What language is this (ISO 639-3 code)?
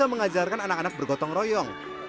ind